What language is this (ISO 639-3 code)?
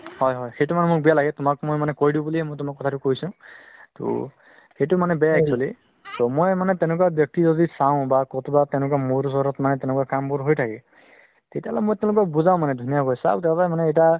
asm